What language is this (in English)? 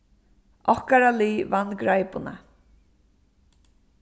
Faroese